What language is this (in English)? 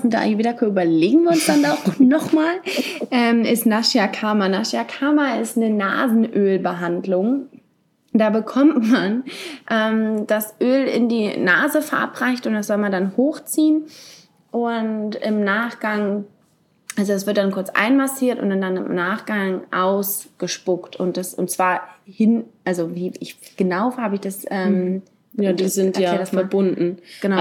German